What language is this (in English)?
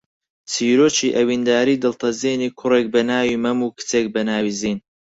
Central Kurdish